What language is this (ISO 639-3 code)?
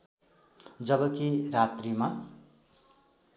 nep